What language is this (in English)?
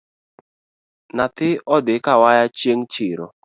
Luo (Kenya and Tanzania)